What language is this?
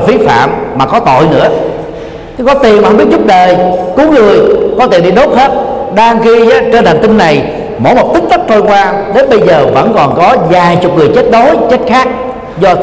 Vietnamese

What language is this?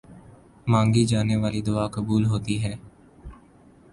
Urdu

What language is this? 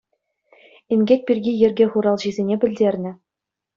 Chuvash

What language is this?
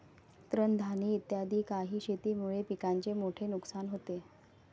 Marathi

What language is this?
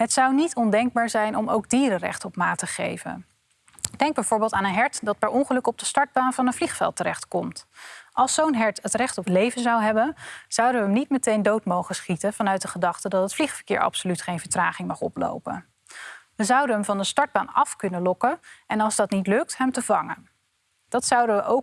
Dutch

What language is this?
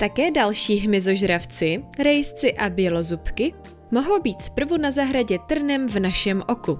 Czech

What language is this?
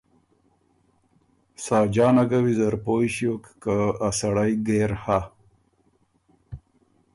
Ormuri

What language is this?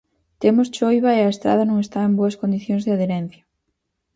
Galician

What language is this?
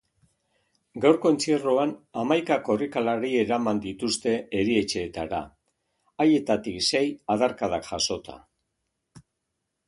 Basque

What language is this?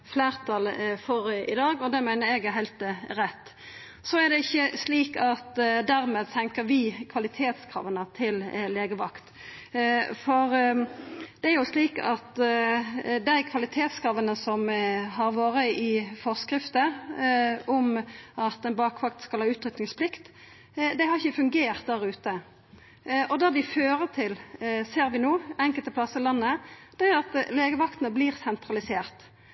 Norwegian Nynorsk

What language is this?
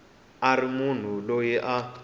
Tsonga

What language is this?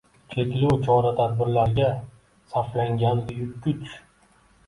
Uzbek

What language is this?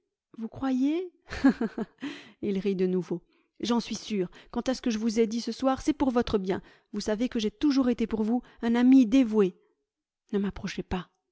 French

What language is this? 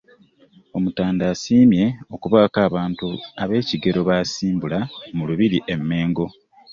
Ganda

